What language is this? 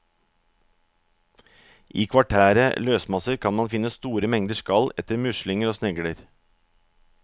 Norwegian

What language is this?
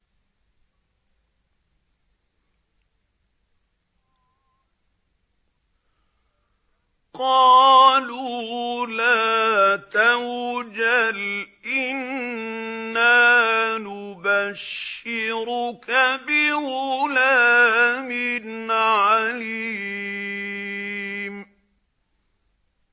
Arabic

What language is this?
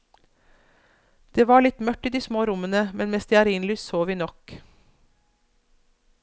Norwegian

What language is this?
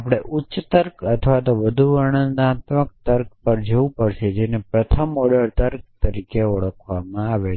Gujarati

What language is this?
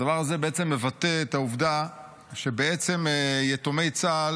Hebrew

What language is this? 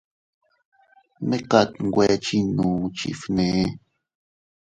Teutila Cuicatec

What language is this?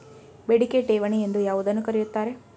Kannada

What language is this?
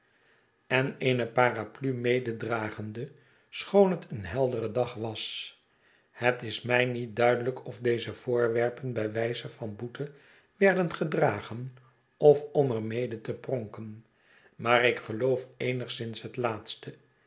Dutch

